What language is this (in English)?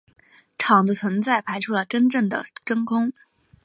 Chinese